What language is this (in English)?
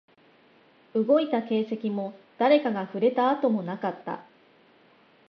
Japanese